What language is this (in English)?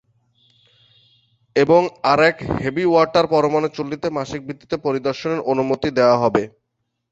Bangla